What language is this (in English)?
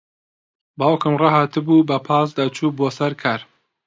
Central Kurdish